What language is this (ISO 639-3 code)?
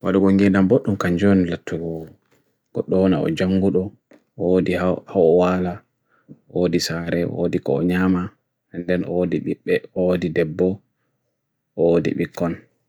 fui